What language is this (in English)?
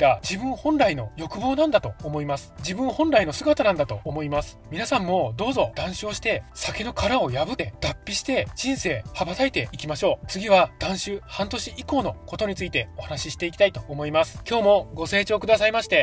Japanese